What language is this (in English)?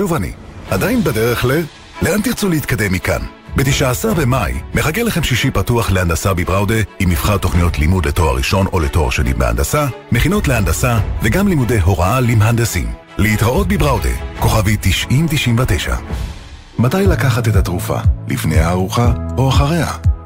Hebrew